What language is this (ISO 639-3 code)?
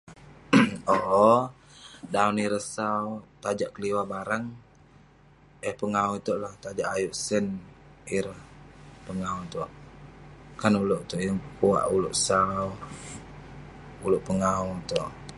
pne